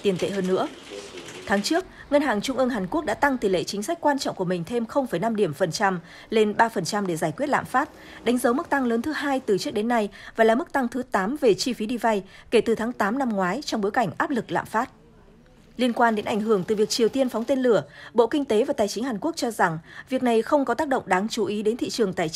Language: Vietnamese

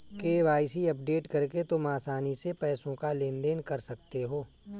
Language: Hindi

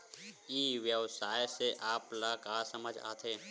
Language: Chhattisgarhi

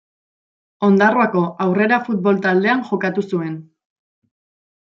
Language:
Basque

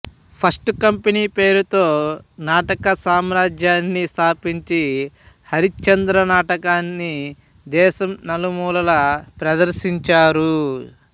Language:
Telugu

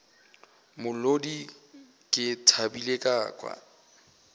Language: Northern Sotho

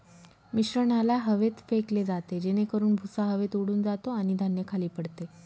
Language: Marathi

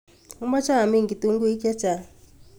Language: Kalenjin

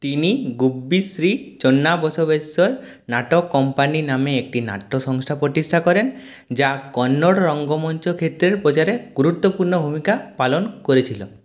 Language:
Bangla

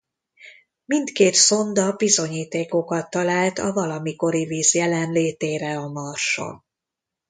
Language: Hungarian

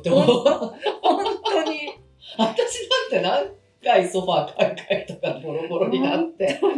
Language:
Japanese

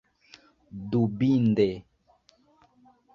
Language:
Esperanto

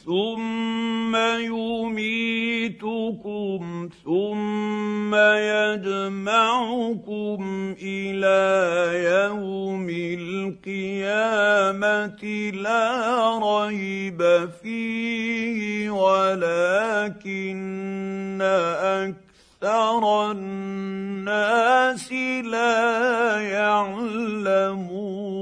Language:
Arabic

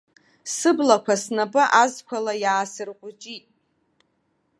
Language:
Abkhazian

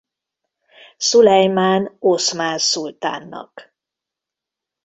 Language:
Hungarian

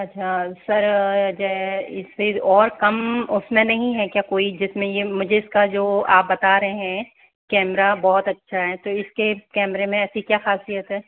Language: Hindi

